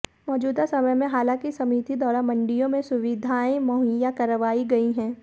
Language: Hindi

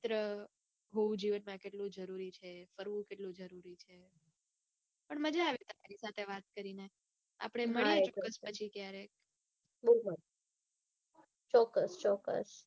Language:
Gujarati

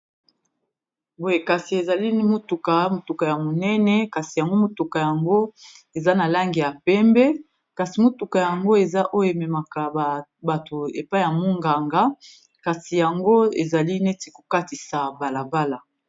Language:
Lingala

